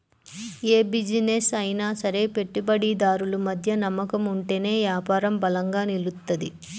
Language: Telugu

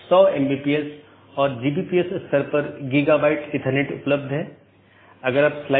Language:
Hindi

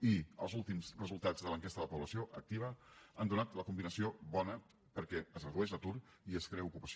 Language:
Catalan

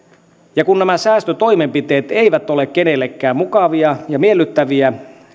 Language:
Finnish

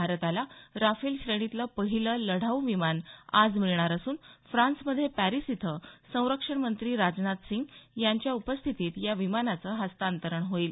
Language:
Marathi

